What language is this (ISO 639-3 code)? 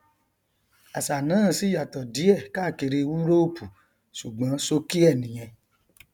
yor